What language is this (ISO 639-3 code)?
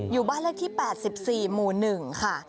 tha